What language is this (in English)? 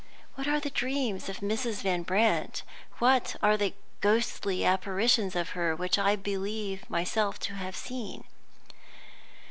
English